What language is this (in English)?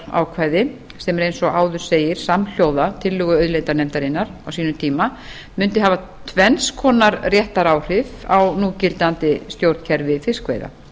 Icelandic